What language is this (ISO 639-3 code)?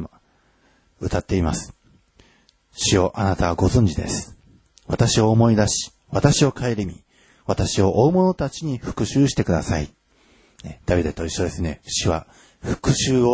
jpn